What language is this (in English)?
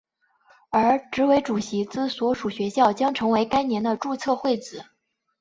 Chinese